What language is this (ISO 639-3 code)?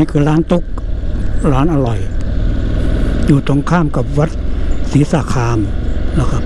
tha